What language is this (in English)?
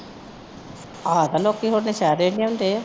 Punjabi